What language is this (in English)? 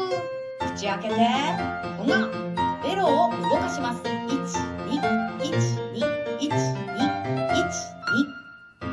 Japanese